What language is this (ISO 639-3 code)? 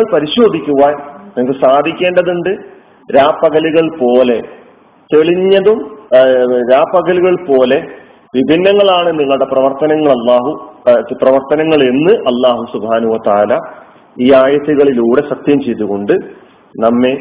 mal